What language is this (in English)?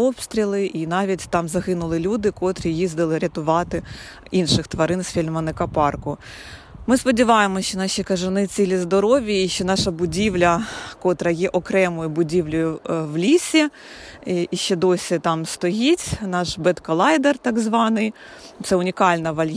Ukrainian